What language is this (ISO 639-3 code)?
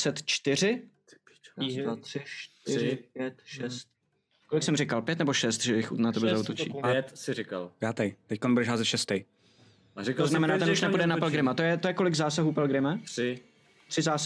ces